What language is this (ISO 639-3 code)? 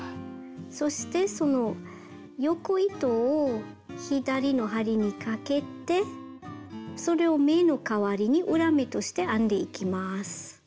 jpn